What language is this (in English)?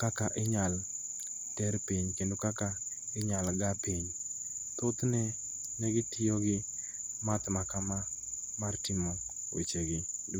Luo (Kenya and Tanzania)